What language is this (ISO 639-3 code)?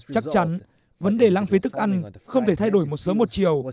vie